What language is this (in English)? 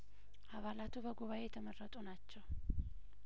Amharic